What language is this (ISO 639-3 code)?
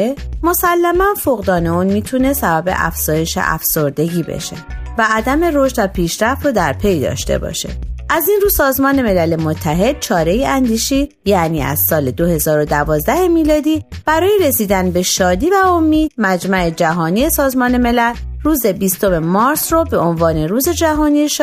fas